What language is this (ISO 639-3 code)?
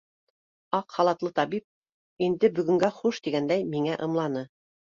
bak